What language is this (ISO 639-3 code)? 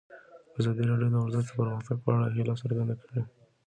pus